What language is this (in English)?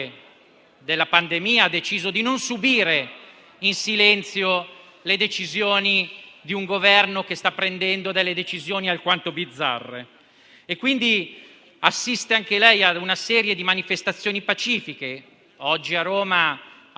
Italian